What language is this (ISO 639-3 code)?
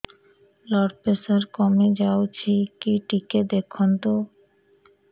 ori